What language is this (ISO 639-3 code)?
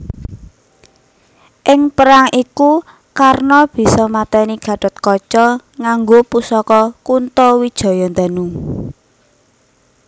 jav